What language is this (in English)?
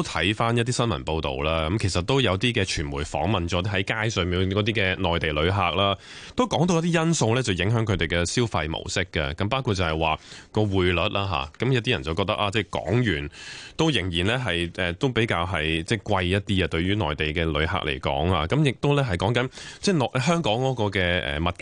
Chinese